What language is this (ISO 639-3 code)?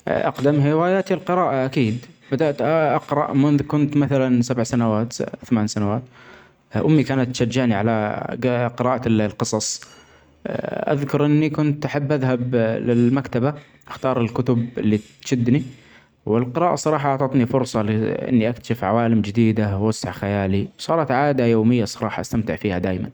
acx